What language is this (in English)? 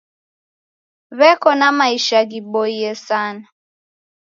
Taita